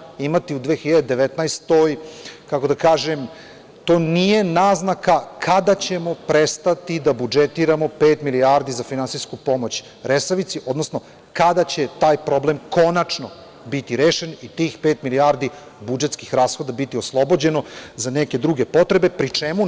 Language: Serbian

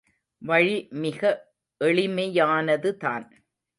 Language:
Tamil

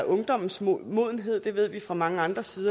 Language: Danish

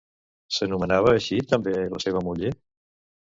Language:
Catalan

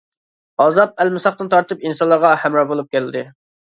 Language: Uyghur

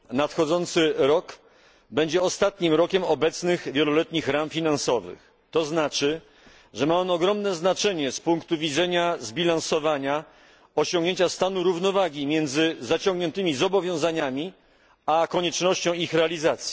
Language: Polish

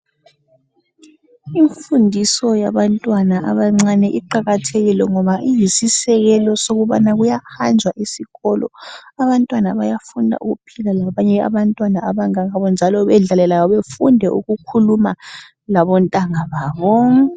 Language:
North Ndebele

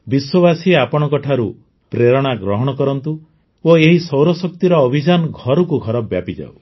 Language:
Odia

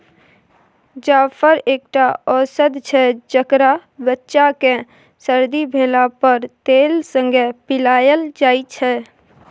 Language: Maithili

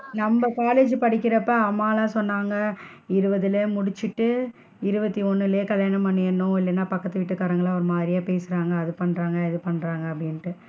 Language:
Tamil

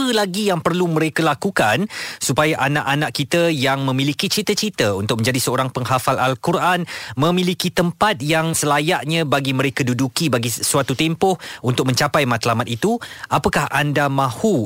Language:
Malay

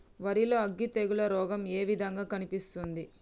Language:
Telugu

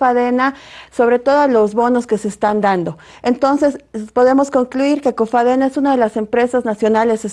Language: Spanish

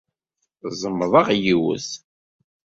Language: Kabyle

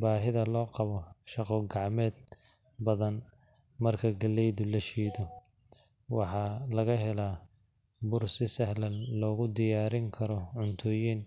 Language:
Somali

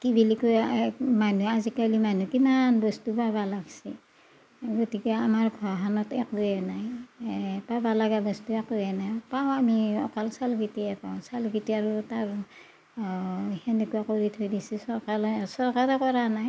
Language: Assamese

